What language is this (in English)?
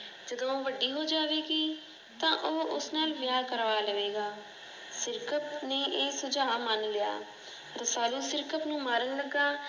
Punjabi